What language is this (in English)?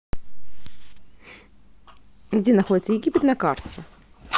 Russian